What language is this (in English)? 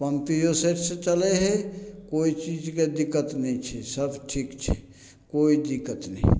Maithili